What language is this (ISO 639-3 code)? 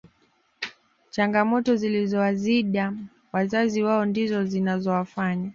swa